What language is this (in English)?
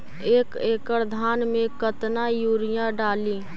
Magahi